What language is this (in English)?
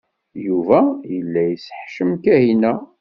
Kabyle